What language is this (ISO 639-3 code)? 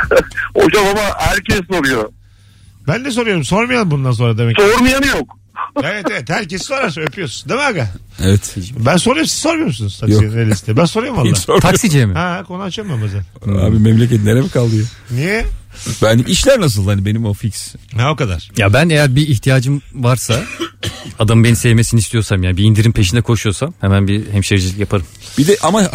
tur